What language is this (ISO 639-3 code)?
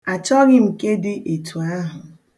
ibo